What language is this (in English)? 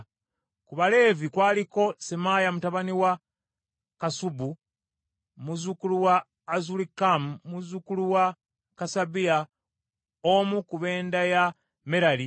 Ganda